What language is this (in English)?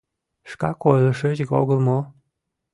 Mari